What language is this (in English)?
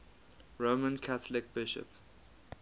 English